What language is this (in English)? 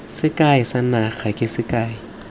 Tswana